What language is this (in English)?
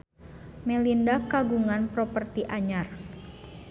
Sundanese